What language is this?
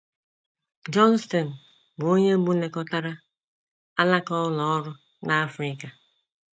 Igbo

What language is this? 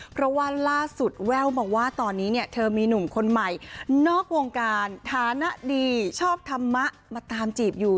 Thai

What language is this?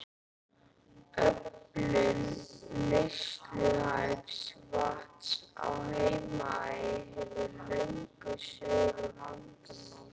Icelandic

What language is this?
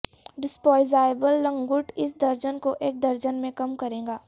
Urdu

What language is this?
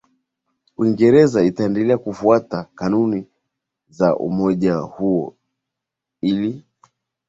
Swahili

